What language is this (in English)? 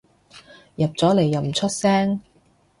Cantonese